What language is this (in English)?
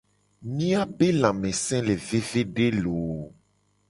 Gen